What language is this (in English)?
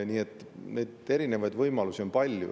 Estonian